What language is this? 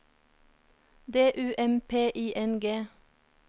Norwegian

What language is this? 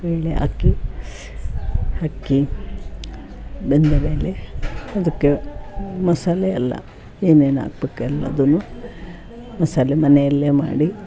Kannada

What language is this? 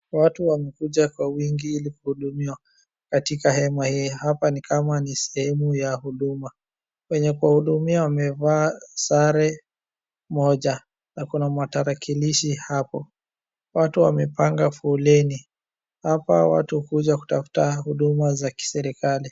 Swahili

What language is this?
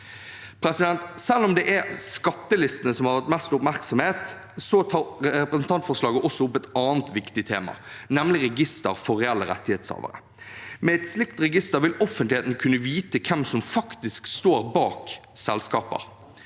Norwegian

